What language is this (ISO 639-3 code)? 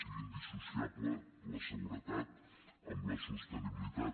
cat